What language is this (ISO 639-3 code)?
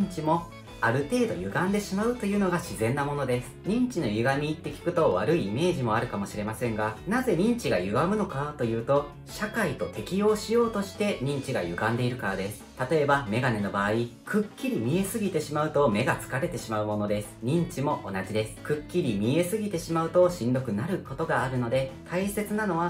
jpn